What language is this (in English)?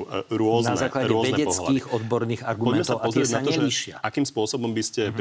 Slovak